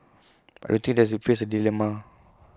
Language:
English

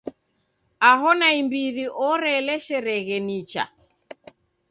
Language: Taita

